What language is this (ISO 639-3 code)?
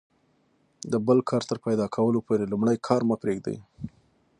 pus